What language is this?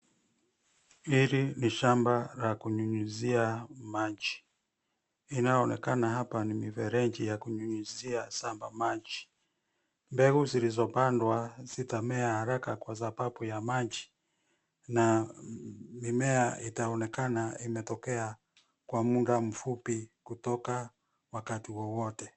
Swahili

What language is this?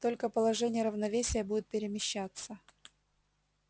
Russian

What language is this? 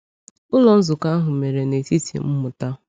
Igbo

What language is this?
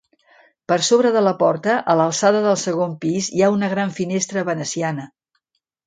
Catalan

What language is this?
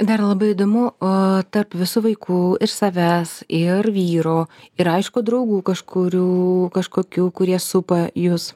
Lithuanian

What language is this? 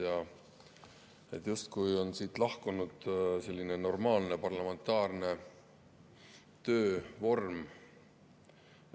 Estonian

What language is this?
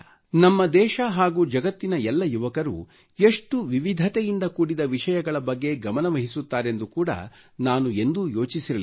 Kannada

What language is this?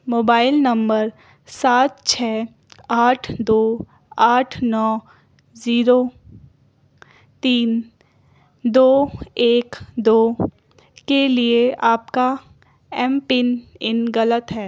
Urdu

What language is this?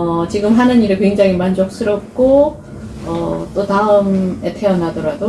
Korean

